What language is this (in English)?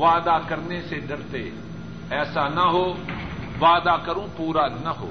Urdu